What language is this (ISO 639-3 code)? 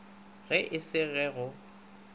nso